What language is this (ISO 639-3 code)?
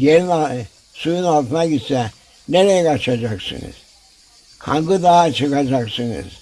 tur